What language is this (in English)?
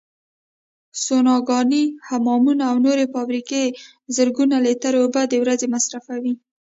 Pashto